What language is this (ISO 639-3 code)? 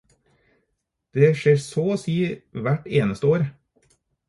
nob